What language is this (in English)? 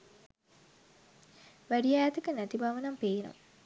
Sinhala